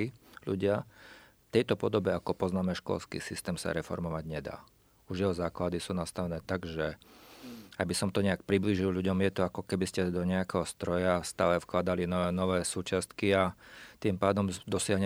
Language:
Slovak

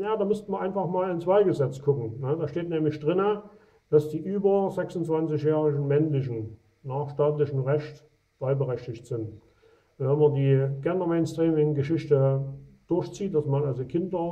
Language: German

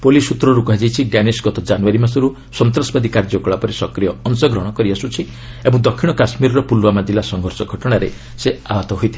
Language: Odia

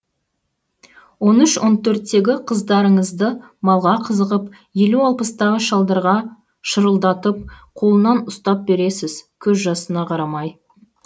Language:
Kazakh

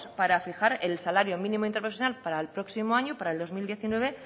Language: Spanish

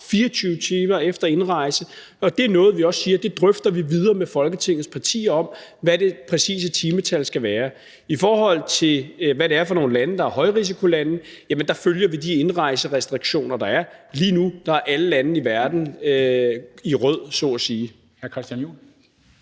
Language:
Danish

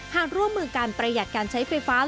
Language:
Thai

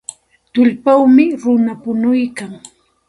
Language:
Santa Ana de Tusi Pasco Quechua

